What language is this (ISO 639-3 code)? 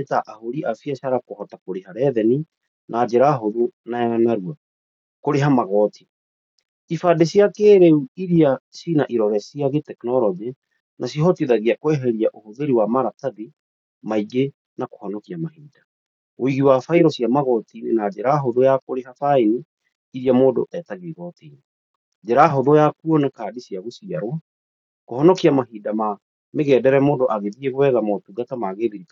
kik